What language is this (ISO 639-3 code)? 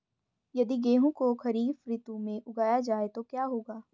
hin